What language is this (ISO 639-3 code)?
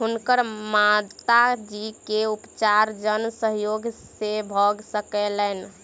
mai